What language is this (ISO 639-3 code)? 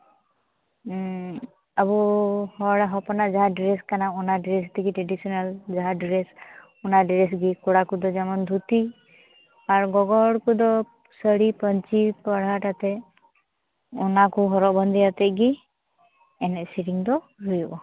sat